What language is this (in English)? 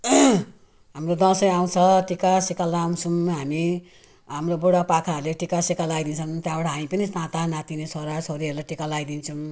Nepali